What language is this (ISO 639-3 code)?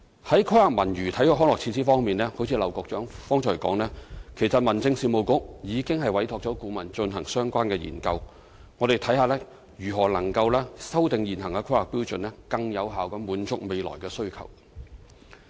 yue